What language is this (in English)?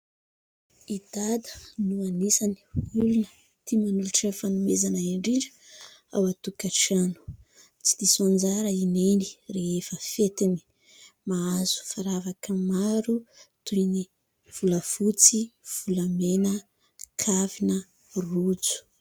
Malagasy